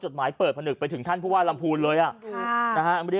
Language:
Thai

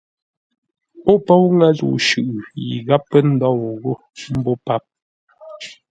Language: Ngombale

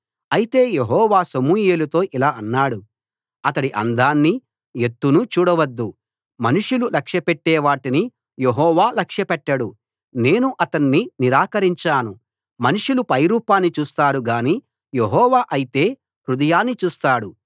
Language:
Telugu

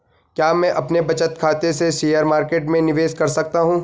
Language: Hindi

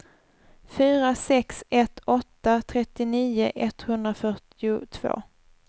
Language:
Swedish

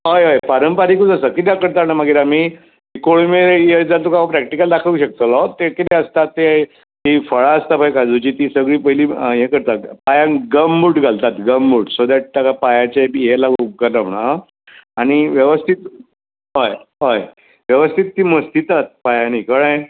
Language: Konkani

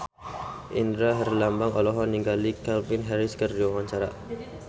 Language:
Sundanese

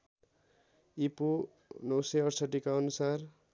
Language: Nepali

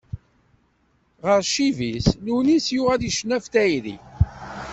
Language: Kabyle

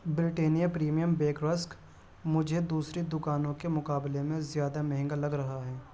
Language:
Urdu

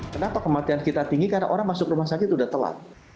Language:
Indonesian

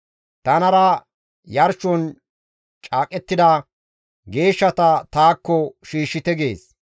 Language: Gamo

